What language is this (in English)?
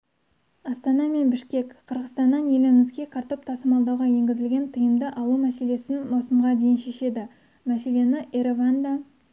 Kazakh